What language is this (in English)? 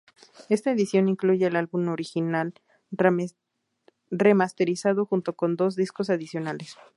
Spanish